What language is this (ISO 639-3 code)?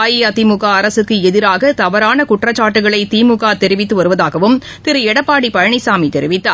tam